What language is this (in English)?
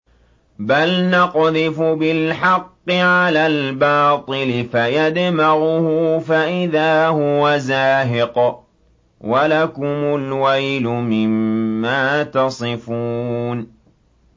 Arabic